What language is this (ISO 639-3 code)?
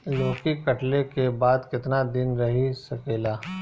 bho